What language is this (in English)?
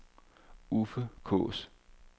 Danish